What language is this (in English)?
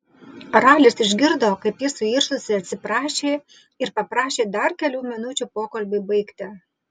Lithuanian